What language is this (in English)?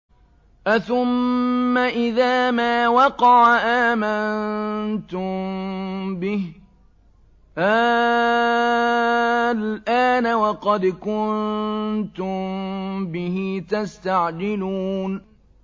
Arabic